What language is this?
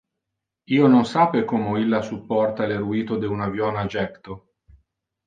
Interlingua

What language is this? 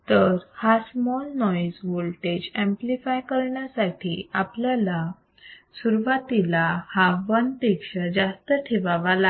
Marathi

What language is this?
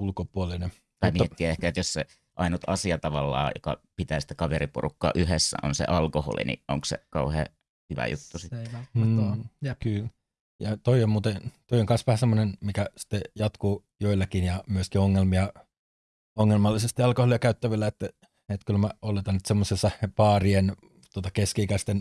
Finnish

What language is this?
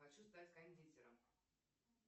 Russian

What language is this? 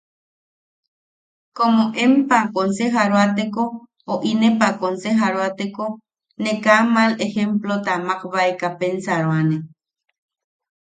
Yaqui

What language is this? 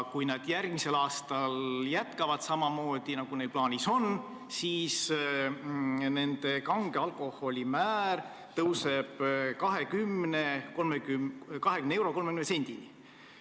Estonian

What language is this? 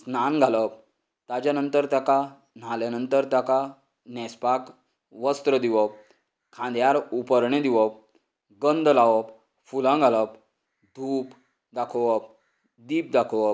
Konkani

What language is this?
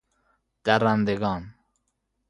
Persian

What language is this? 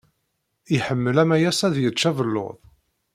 Kabyle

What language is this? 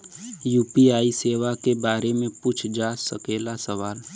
Bhojpuri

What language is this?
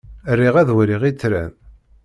Kabyle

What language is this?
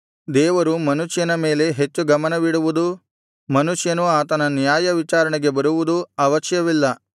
Kannada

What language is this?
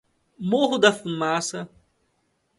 Portuguese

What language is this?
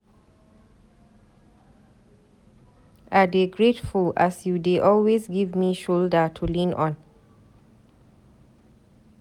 Nigerian Pidgin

